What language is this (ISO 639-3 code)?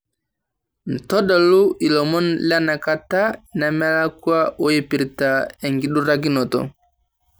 mas